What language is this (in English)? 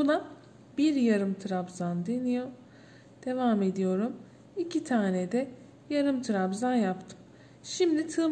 Turkish